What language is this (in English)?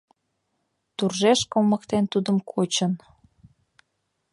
Mari